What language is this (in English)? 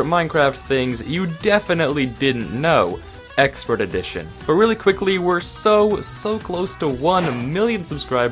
English